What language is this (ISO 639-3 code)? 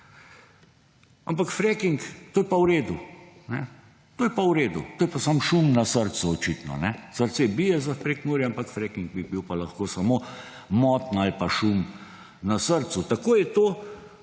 slv